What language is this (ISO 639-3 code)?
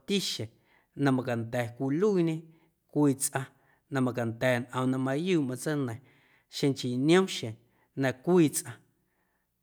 amu